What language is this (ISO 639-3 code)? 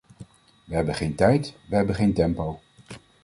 nld